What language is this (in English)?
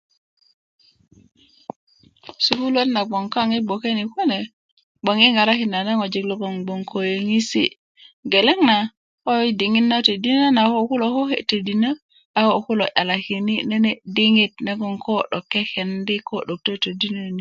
Kuku